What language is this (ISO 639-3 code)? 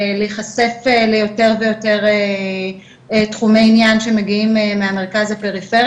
heb